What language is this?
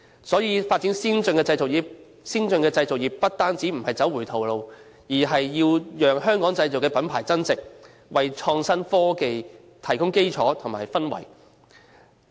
Cantonese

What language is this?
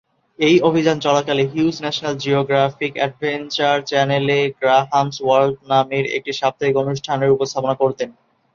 Bangla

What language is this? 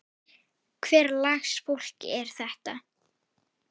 Icelandic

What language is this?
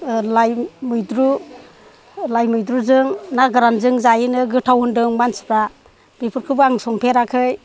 Bodo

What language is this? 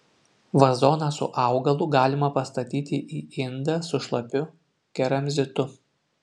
Lithuanian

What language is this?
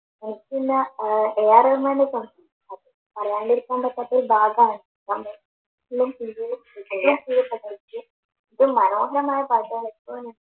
Malayalam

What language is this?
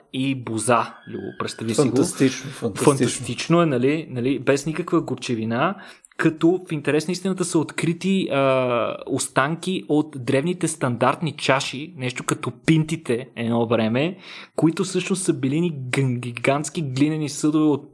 Bulgarian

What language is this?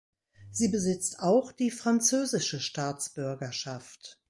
German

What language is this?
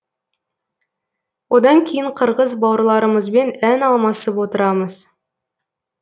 Kazakh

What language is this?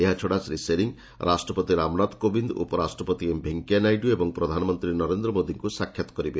Odia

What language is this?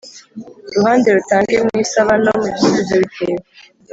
Kinyarwanda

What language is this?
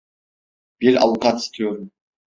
Turkish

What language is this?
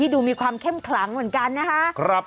Thai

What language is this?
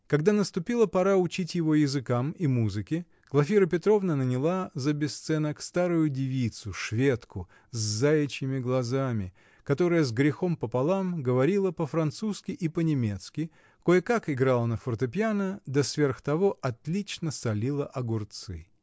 Russian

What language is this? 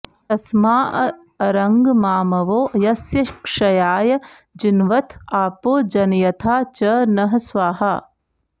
Sanskrit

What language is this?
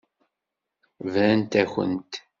Kabyle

